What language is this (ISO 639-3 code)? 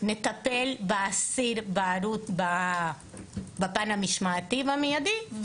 heb